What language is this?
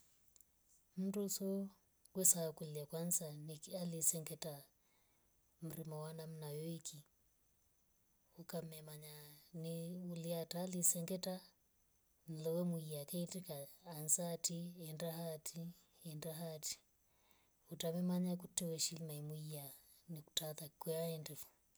Rombo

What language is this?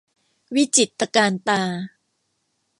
Thai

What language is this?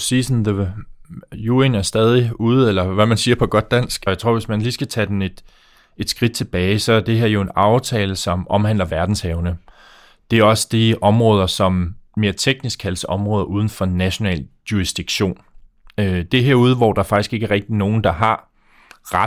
Danish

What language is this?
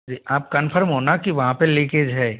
Hindi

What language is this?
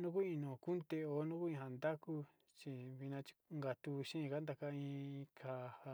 Sinicahua Mixtec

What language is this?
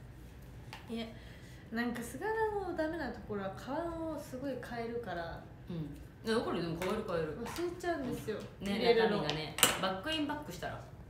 Japanese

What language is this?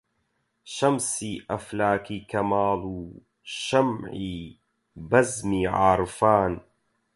Central Kurdish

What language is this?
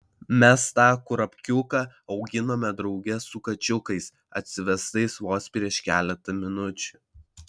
Lithuanian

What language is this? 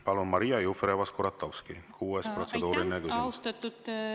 Estonian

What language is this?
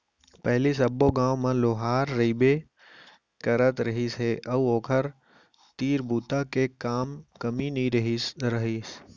Chhattisgarhi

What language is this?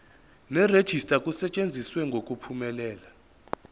Zulu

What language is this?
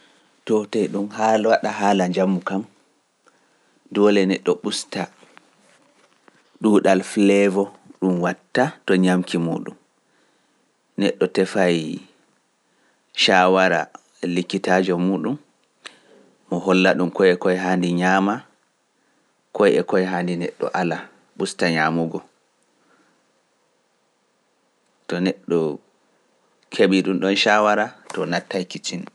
Pular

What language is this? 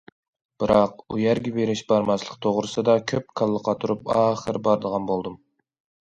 Uyghur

